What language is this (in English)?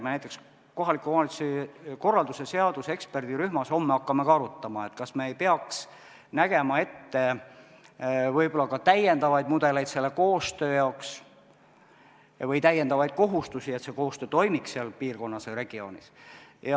Estonian